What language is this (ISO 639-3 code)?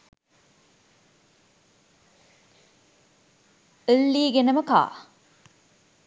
sin